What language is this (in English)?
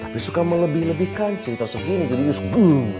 Indonesian